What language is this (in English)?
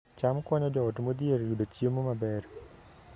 Luo (Kenya and Tanzania)